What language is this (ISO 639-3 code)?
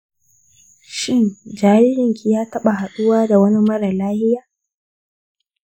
hau